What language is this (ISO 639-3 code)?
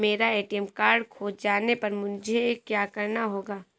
hin